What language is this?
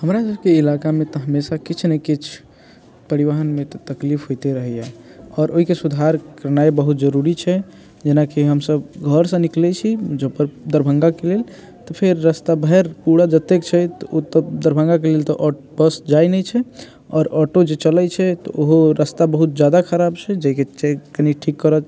Maithili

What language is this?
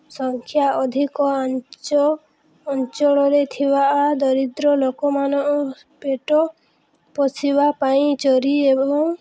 Odia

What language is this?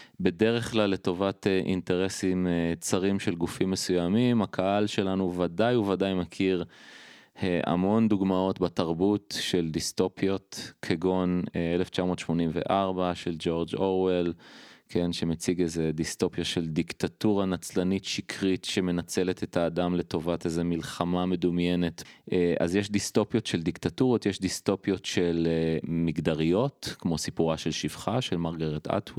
Hebrew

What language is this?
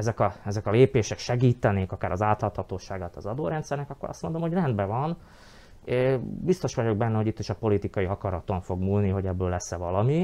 Hungarian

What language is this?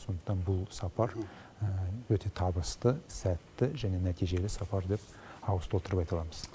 Kazakh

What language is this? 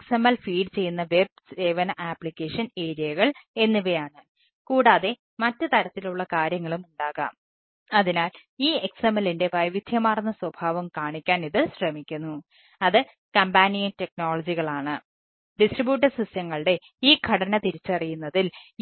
Malayalam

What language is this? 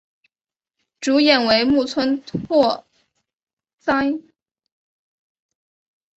Chinese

